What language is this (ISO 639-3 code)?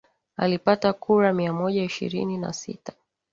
swa